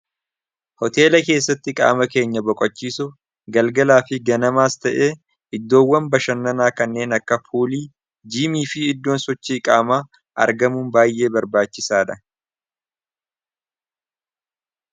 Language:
Oromo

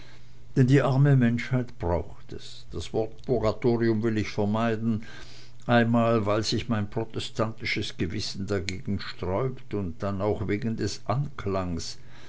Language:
German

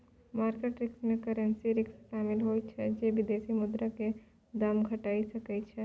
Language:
Maithili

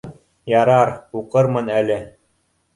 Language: Bashkir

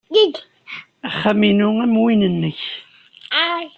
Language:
Kabyle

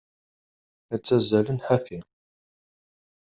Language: Kabyle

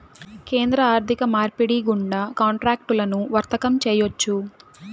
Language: Telugu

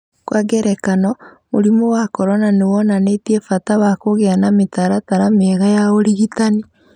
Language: Kikuyu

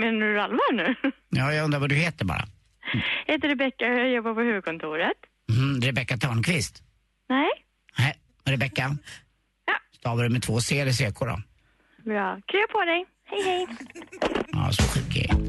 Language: Swedish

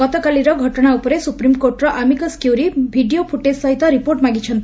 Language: Odia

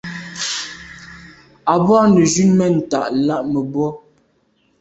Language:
Medumba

